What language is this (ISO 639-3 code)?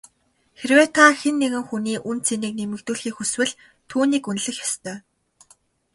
mon